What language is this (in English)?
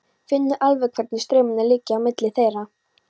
Icelandic